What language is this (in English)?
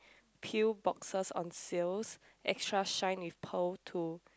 English